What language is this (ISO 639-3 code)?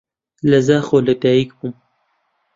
ckb